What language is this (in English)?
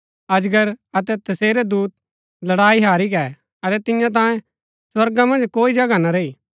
Gaddi